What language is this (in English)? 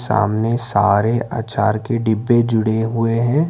Hindi